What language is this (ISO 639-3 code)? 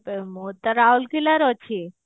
ori